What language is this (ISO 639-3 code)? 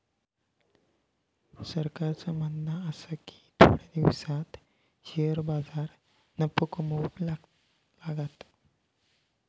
mar